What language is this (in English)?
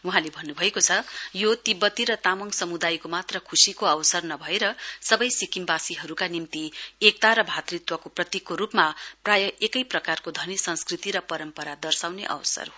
Nepali